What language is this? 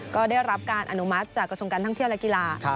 Thai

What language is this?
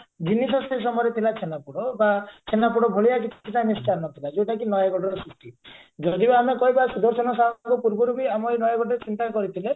Odia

